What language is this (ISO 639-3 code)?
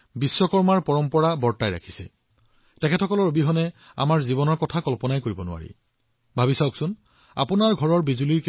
asm